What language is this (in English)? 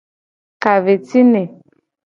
Gen